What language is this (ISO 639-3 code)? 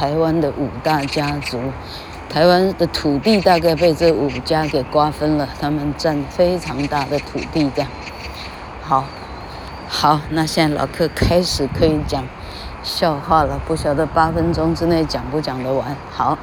zho